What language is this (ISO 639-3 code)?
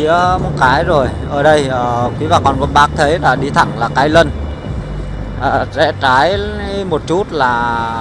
vie